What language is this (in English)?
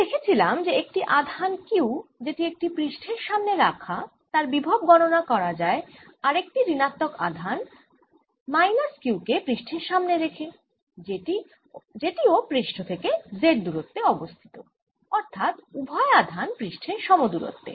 Bangla